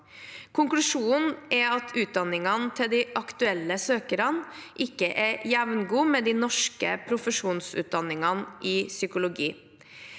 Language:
Norwegian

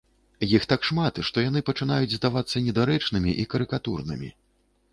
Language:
Belarusian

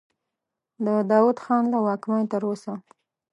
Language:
Pashto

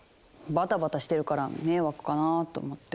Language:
Japanese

